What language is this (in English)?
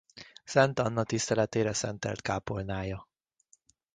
Hungarian